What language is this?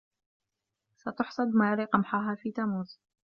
Arabic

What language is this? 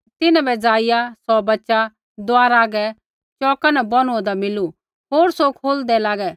Kullu Pahari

